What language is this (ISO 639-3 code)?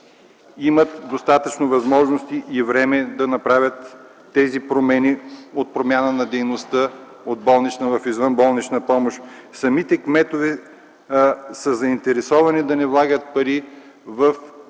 bul